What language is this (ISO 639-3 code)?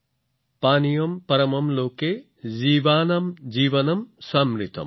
asm